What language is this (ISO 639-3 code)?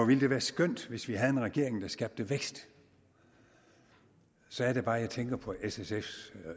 dan